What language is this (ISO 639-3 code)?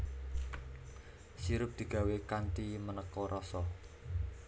jav